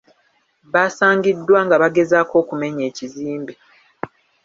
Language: Ganda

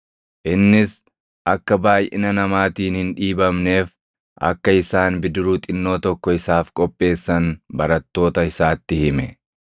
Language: Oromo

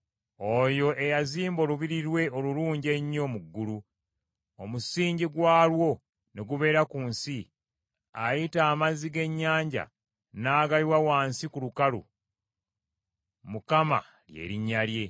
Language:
Ganda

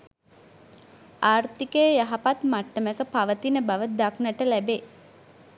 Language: Sinhala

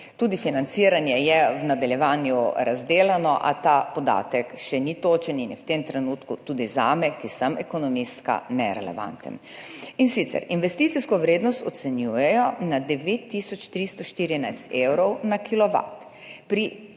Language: Slovenian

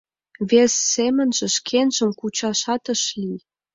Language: Mari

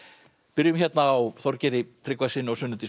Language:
Icelandic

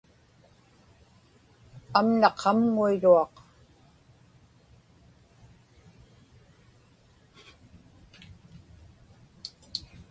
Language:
Inupiaq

